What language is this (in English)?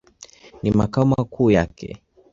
Swahili